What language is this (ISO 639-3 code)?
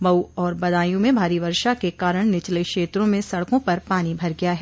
hin